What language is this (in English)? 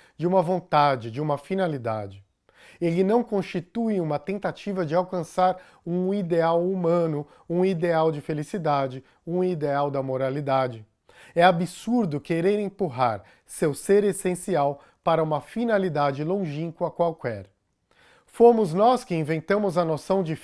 Portuguese